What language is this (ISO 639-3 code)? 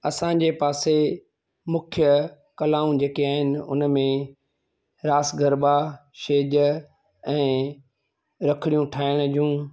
snd